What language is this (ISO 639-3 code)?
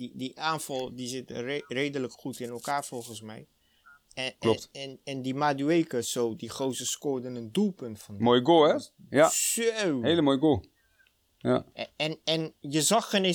nld